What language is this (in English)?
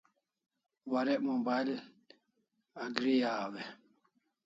Kalasha